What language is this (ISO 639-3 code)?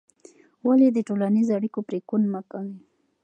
pus